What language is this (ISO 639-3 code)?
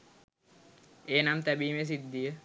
sin